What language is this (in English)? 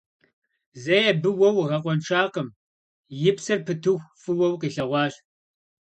Kabardian